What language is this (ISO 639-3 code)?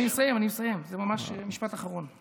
heb